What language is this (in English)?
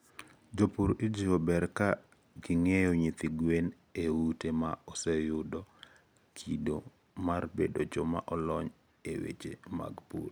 Luo (Kenya and Tanzania)